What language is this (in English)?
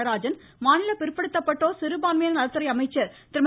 Tamil